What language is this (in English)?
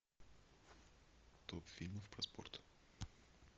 Russian